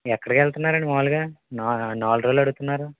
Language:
Telugu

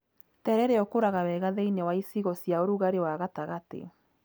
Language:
Kikuyu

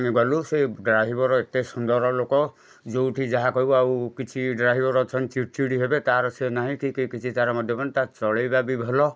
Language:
Odia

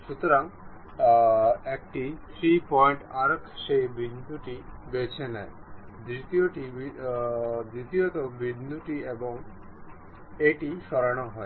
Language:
Bangla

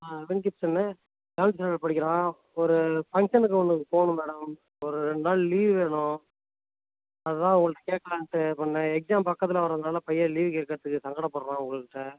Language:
Tamil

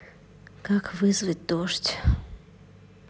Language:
Russian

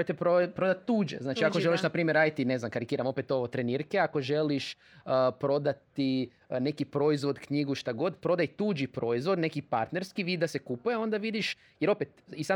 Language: Croatian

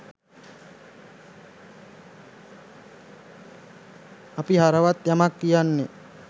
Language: Sinhala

